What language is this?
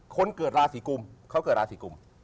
Thai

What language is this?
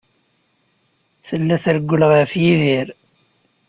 Kabyle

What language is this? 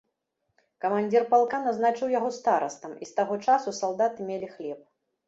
Belarusian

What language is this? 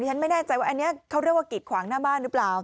Thai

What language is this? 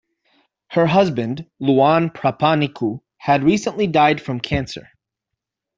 English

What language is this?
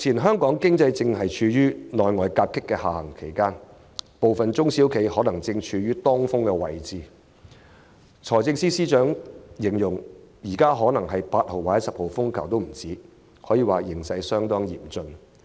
Cantonese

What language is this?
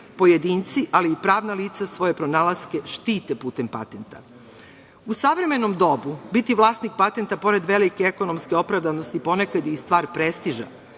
Serbian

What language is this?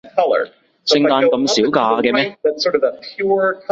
Cantonese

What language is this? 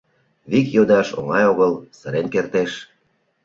Mari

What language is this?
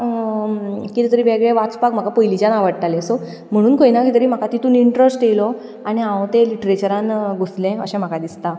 Konkani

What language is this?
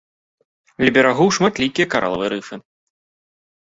Belarusian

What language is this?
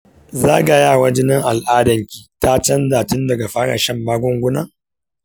Hausa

